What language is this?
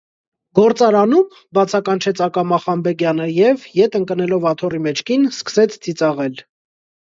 Armenian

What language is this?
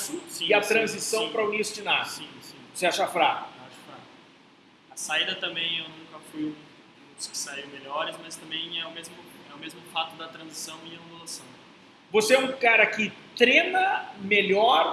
Portuguese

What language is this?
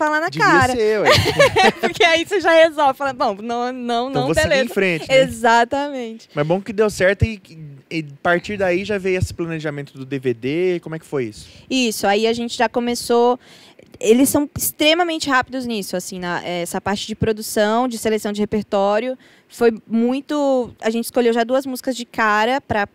Portuguese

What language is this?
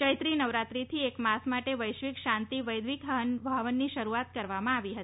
Gujarati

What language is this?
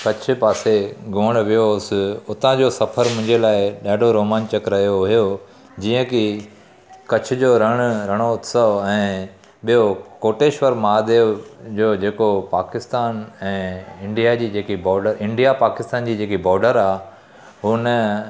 Sindhi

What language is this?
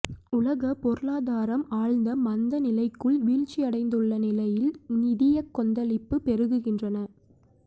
Tamil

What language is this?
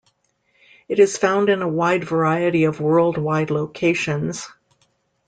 English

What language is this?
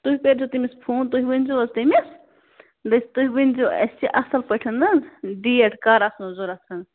Kashmiri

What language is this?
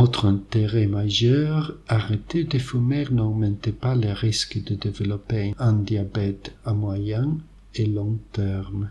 French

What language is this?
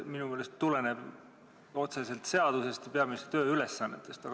Estonian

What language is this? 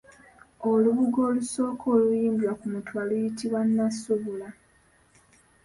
Ganda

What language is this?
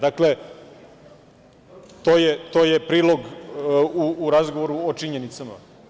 Serbian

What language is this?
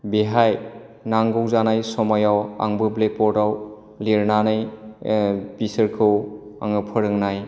Bodo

